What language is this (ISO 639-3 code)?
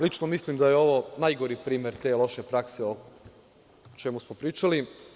srp